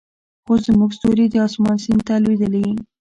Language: Pashto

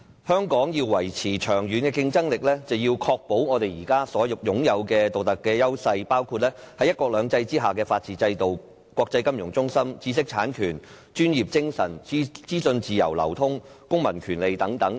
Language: Cantonese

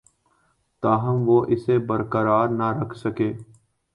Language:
Urdu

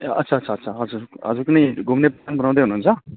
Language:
Nepali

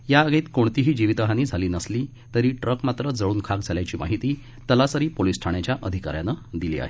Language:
Marathi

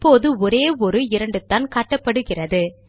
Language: Tamil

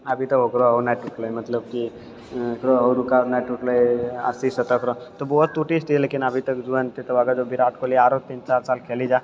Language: Maithili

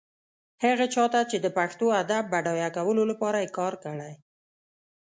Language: Pashto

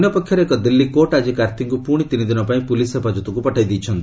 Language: Odia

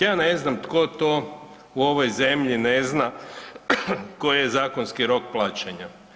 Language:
Croatian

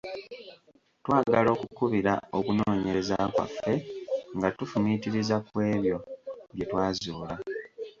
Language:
Ganda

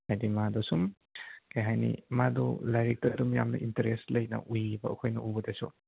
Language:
Manipuri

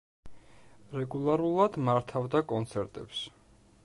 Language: Georgian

